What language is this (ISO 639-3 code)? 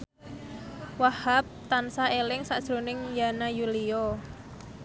jav